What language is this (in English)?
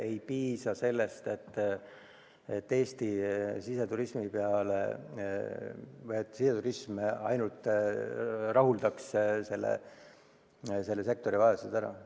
Estonian